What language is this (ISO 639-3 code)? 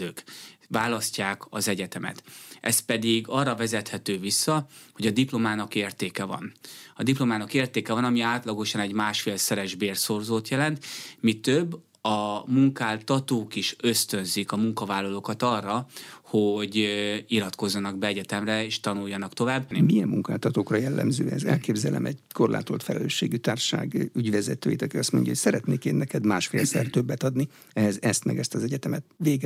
hun